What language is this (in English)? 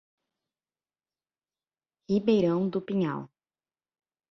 Portuguese